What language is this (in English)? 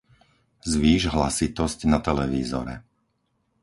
Slovak